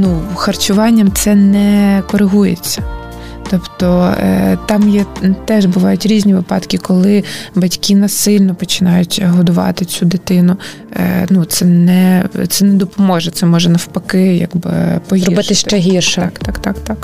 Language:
Ukrainian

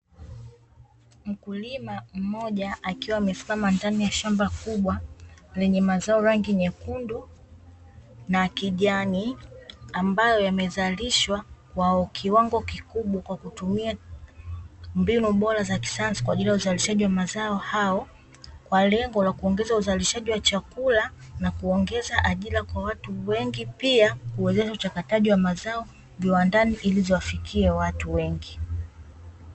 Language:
Swahili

